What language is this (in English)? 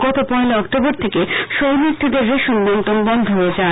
Bangla